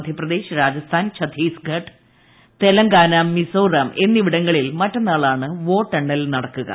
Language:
Malayalam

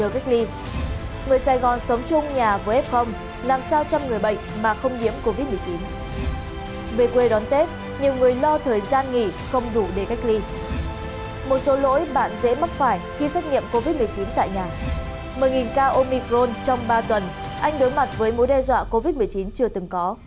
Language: Vietnamese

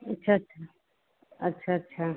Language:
Hindi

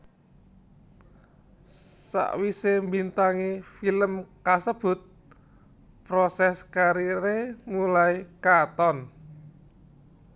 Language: Javanese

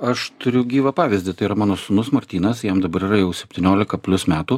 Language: Lithuanian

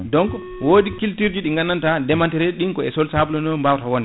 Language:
Fula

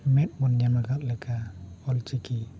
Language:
Santali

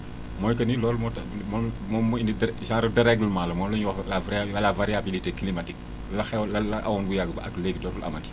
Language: Wolof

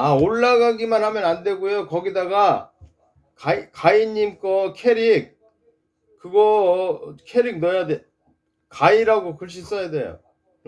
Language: Korean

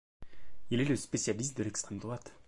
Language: French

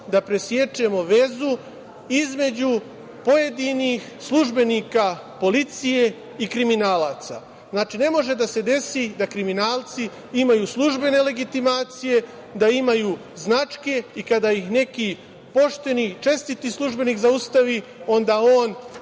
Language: Serbian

